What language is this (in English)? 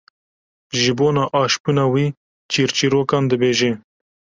Kurdish